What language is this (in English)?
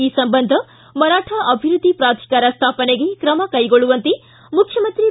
Kannada